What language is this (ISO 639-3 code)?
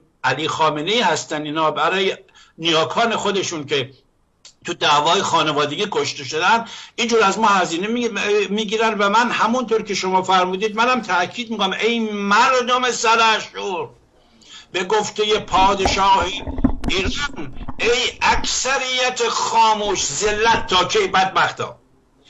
fas